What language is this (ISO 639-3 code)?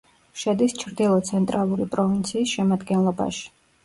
kat